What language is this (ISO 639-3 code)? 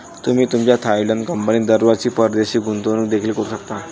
mar